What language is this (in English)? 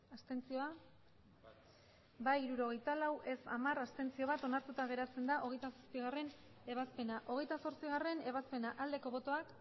Basque